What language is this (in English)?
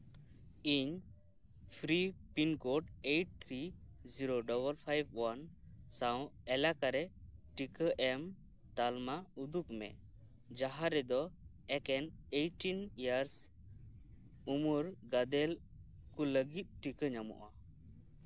Santali